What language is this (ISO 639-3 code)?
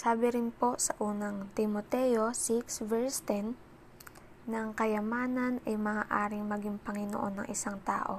fil